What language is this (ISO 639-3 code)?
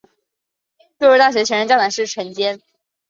zho